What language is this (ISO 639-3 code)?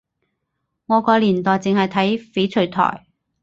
yue